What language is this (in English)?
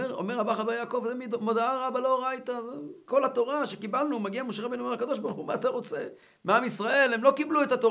Hebrew